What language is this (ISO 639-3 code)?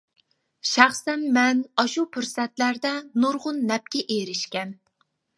uig